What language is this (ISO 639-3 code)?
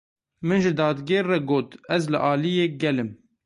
kur